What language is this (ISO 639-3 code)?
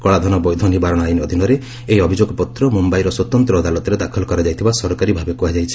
ori